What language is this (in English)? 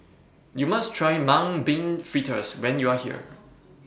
English